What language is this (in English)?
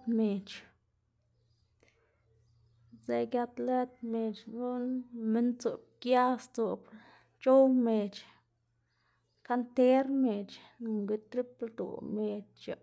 Xanaguía Zapotec